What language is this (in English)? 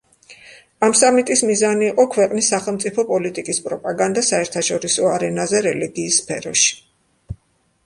Georgian